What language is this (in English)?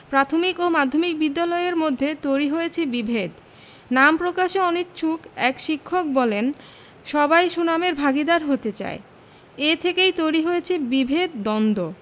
Bangla